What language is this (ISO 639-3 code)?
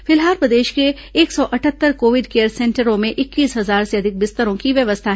hin